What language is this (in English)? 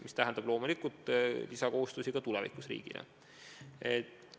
Estonian